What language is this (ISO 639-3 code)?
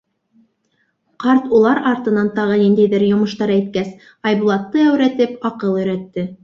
bak